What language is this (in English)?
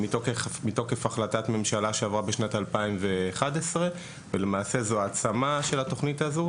Hebrew